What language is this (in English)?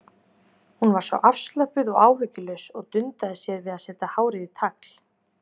Icelandic